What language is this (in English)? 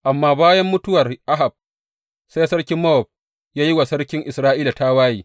Hausa